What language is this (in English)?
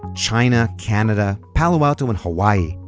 English